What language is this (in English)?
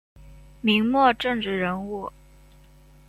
Chinese